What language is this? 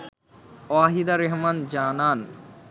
Bangla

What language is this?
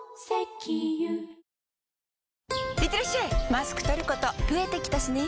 Japanese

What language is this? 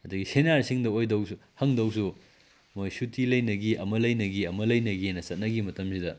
Manipuri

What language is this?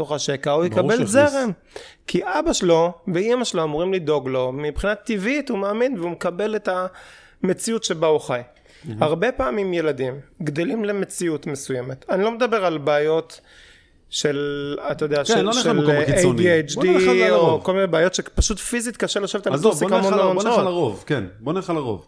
Hebrew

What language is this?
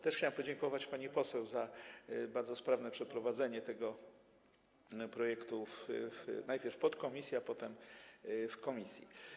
Polish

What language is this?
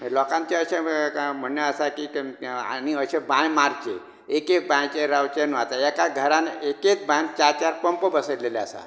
Konkani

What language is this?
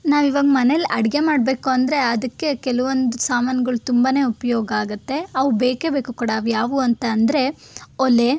Kannada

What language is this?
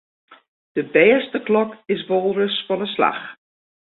Western Frisian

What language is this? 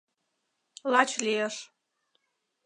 Mari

